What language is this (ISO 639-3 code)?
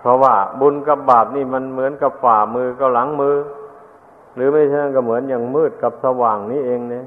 tha